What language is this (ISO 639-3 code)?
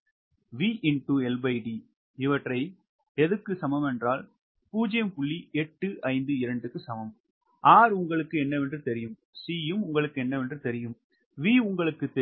tam